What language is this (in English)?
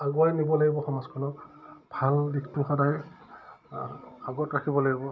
Assamese